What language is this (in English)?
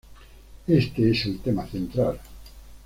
Spanish